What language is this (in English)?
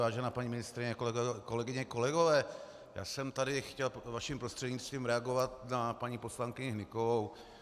Czech